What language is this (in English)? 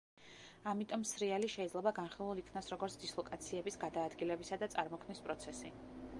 Georgian